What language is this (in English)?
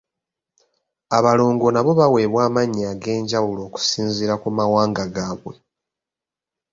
Ganda